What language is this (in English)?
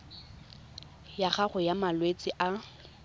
Tswana